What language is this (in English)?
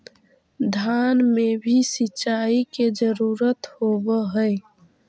Magahi